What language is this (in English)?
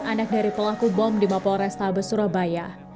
Indonesian